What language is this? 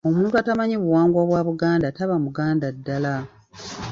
Ganda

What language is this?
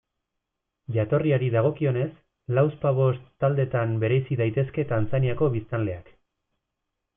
Basque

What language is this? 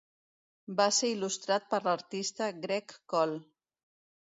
Catalan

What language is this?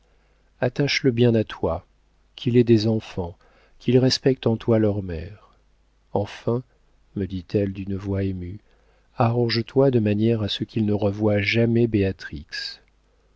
French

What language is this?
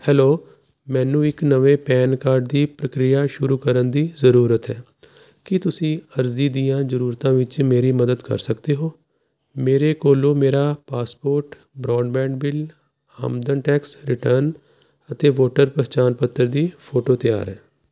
Punjabi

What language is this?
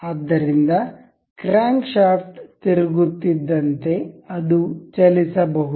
Kannada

